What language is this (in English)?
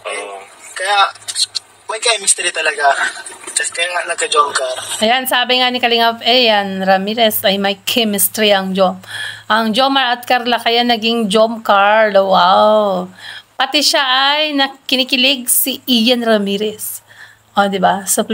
Filipino